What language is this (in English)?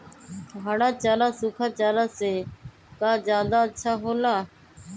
Magahi